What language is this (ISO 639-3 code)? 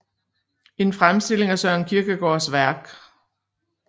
dan